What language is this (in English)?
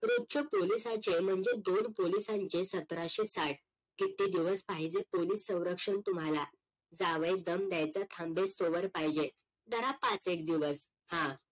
Marathi